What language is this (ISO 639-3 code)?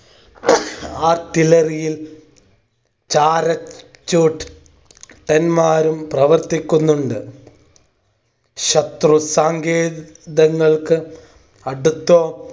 mal